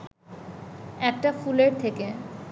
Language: Bangla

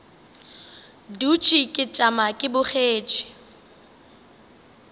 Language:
Northern Sotho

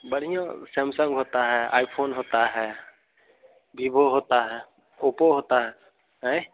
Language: Hindi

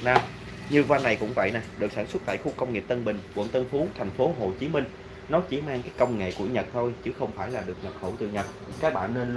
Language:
Vietnamese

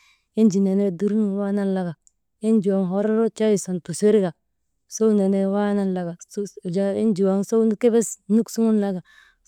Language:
Maba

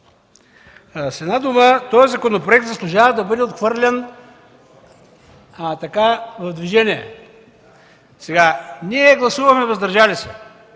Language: Bulgarian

